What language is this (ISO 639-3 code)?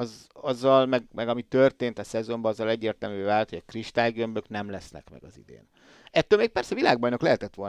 hun